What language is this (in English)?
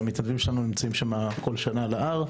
Hebrew